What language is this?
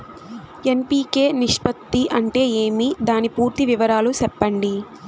Telugu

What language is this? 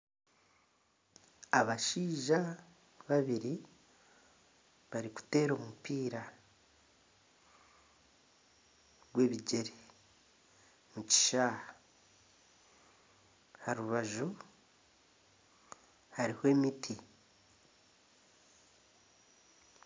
Nyankole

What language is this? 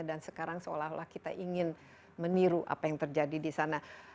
Indonesian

